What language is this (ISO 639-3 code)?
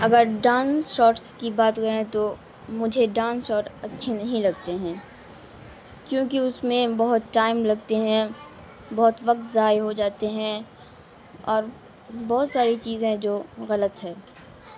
urd